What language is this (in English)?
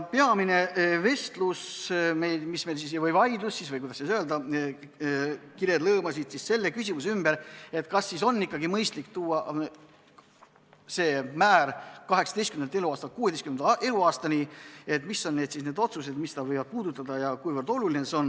Estonian